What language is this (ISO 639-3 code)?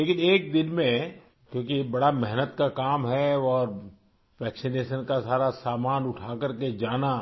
urd